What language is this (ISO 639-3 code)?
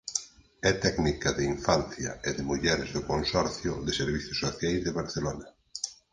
glg